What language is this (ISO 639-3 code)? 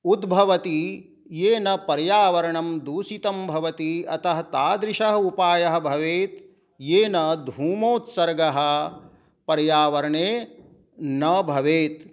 san